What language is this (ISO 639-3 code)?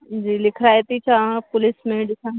snd